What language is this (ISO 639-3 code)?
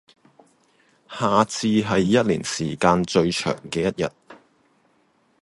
yue